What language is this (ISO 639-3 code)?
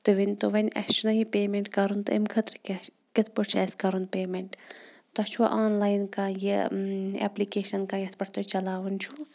kas